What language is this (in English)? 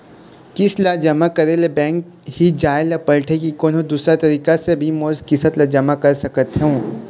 Chhattisgarhi